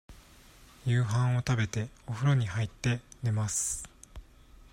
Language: Japanese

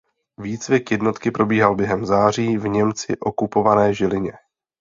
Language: Czech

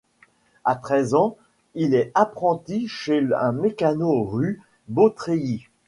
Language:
French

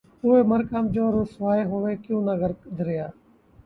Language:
Urdu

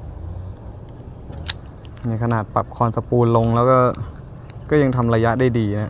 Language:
Thai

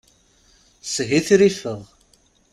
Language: Kabyle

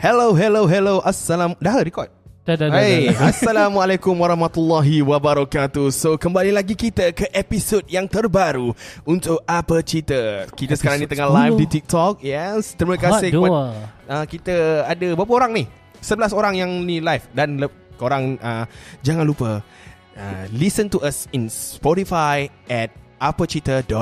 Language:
Malay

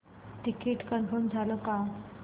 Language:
Marathi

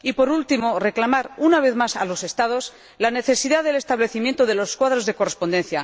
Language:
Spanish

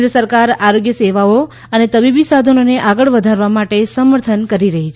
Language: Gujarati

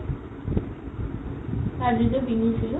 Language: Assamese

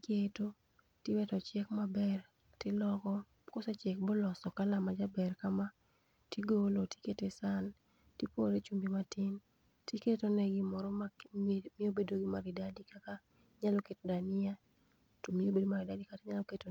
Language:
Luo (Kenya and Tanzania)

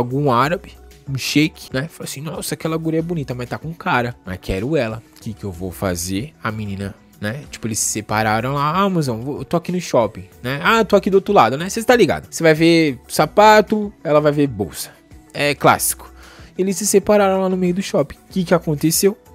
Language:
Portuguese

